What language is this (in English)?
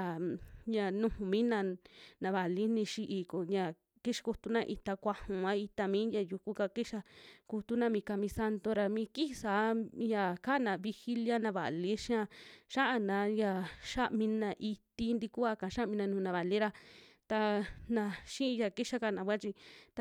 Western Juxtlahuaca Mixtec